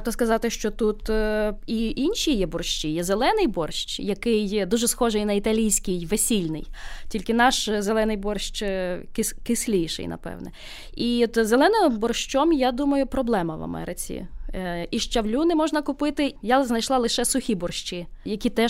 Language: Ukrainian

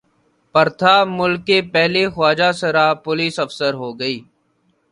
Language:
Urdu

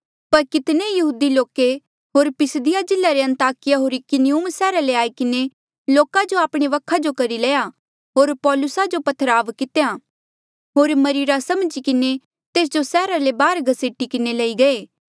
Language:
Mandeali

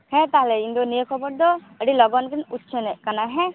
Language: Santali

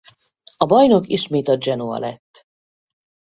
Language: Hungarian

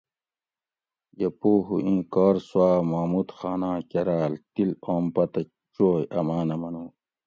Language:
Gawri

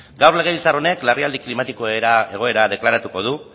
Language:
Basque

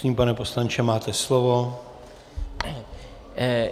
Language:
Czech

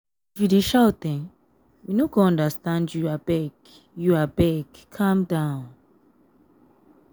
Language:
Nigerian Pidgin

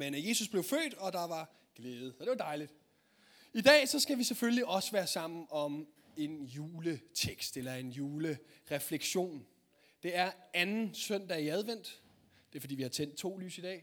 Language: Danish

